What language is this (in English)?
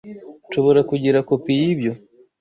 Kinyarwanda